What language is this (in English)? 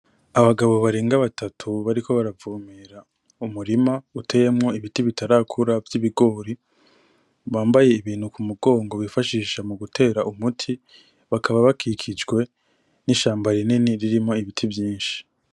Rundi